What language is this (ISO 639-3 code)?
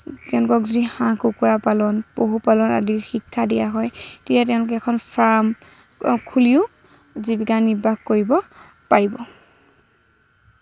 asm